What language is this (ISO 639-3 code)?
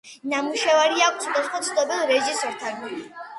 kat